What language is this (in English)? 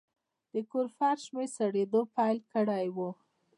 Pashto